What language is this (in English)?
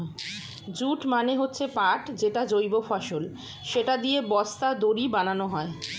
Bangla